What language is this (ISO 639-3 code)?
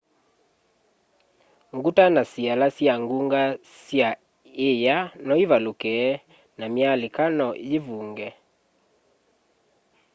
kam